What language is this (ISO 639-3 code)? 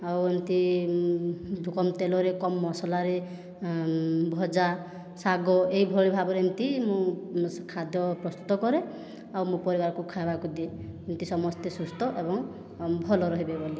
ori